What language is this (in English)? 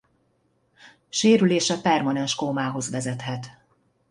Hungarian